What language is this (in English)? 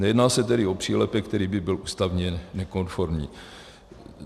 Czech